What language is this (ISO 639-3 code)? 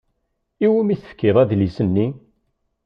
kab